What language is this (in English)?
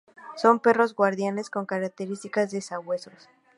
Spanish